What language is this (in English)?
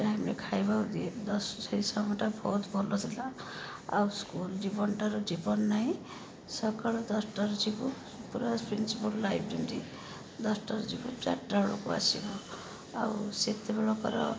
Odia